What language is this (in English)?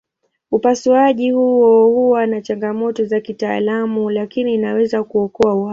Swahili